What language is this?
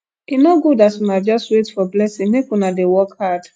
Nigerian Pidgin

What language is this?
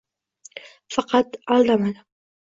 Uzbek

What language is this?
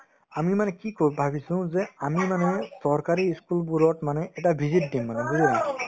Assamese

